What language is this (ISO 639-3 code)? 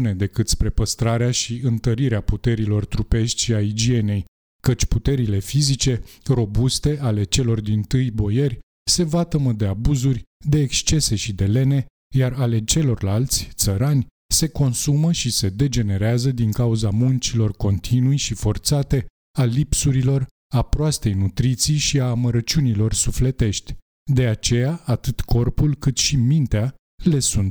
ron